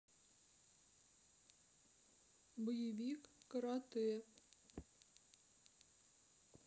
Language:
Russian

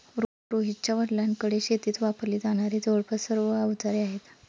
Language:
Marathi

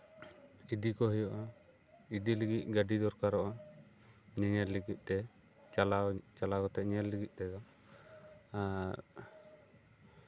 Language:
Santali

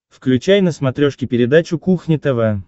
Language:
Russian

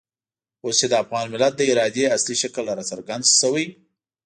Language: Pashto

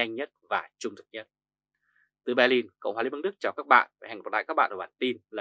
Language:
Vietnamese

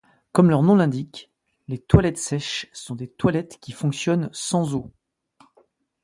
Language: French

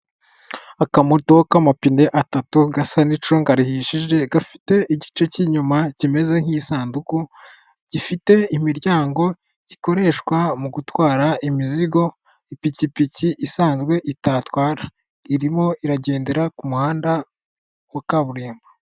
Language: Kinyarwanda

